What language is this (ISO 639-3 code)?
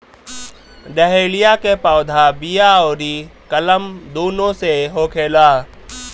bho